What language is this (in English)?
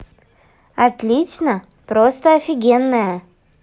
Russian